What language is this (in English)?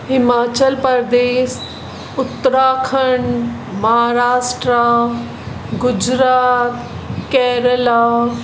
Sindhi